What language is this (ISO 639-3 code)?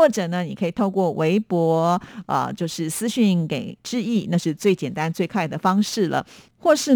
zho